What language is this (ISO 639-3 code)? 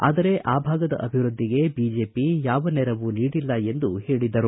kan